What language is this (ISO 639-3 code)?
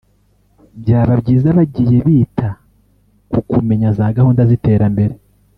kin